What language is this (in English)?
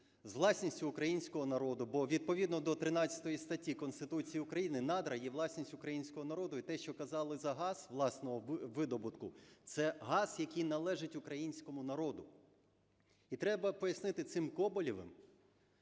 Ukrainian